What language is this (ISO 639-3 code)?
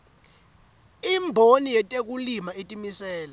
ssw